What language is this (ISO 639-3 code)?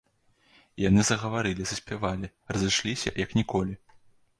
bel